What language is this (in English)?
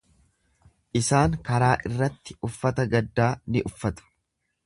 Oromo